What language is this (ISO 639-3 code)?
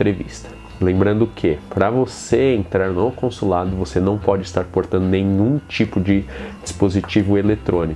por